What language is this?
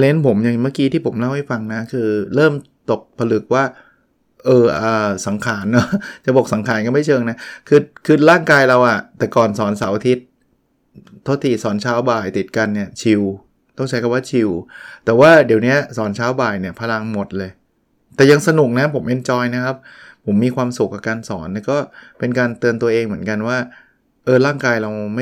Thai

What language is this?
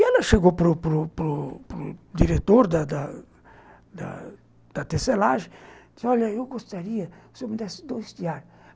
Portuguese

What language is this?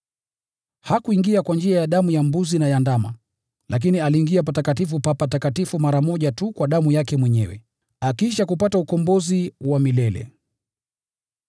Swahili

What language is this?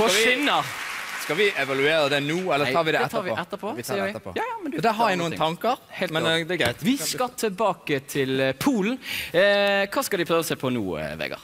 Norwegian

